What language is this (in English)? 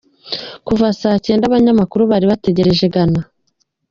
Kinyarwanda